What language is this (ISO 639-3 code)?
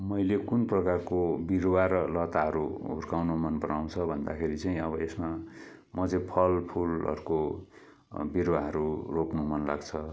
nep